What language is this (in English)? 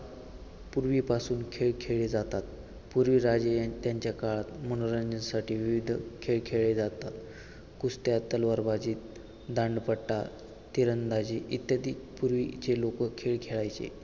Marathi